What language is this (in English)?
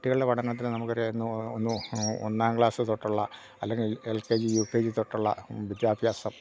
Malayalam